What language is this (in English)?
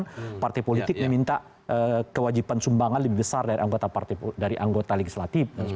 Indonesian